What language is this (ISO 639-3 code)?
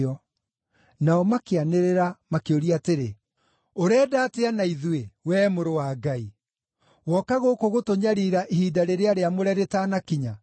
kik